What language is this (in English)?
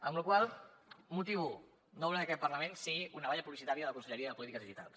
Catalan